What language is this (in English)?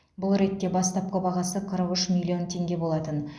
Kazakh